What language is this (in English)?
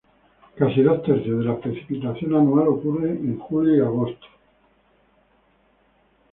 Spanish